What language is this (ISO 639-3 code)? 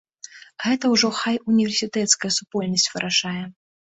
bel